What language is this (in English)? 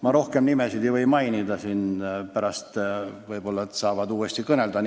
Estonian